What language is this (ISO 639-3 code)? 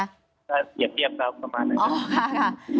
tha